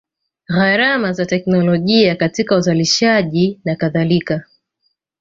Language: Swahili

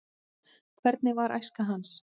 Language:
Icelandic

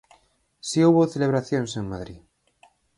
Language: Galician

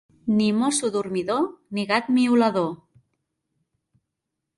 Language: Catalan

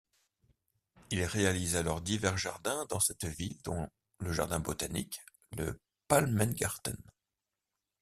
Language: French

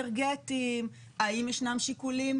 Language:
Hebrew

